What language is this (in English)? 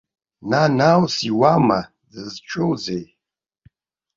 Abkhazian